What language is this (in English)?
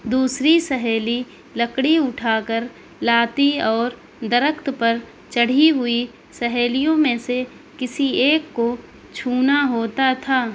Urdu